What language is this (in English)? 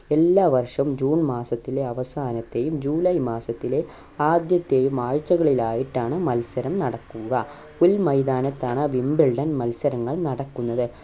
Malayalam